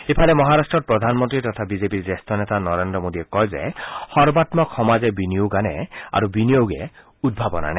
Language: Assamese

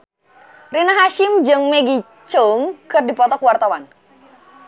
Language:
Sundanese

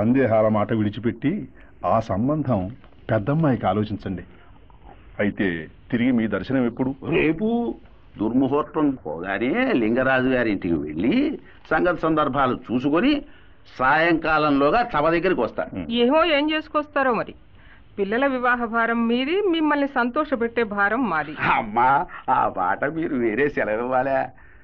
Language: Telugu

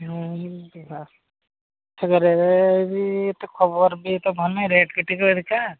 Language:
Odia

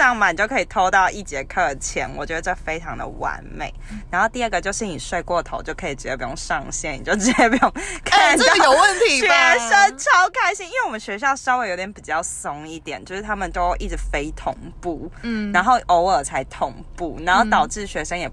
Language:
Chinese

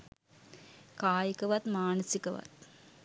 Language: Sinhala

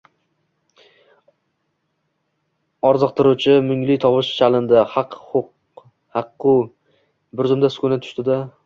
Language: Uzbek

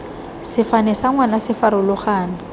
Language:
Tswana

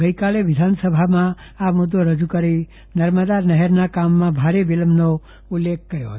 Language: Gujarati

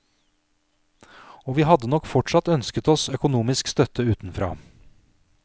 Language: Norwegian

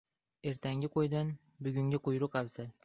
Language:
Uzbek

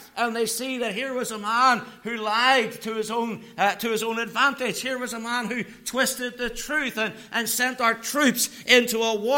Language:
English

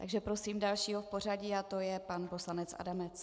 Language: Czech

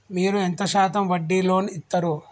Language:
Telugu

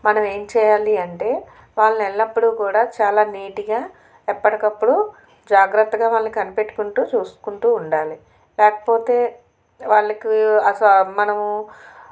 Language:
Telugu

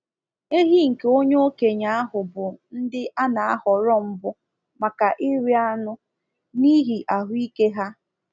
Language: Igbo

